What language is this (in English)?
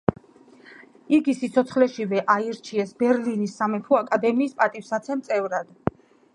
Georgian